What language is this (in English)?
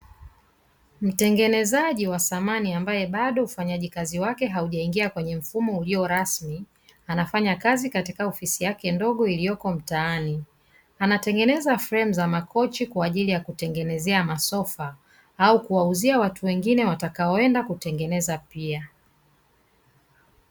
Swahili